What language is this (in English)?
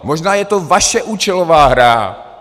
Czech